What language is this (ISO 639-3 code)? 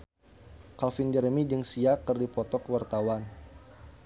sun